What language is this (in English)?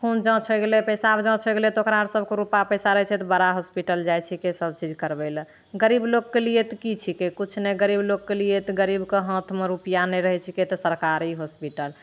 Maithili